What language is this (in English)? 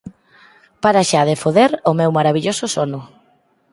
Galician